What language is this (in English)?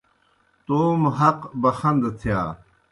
Kohistani Shina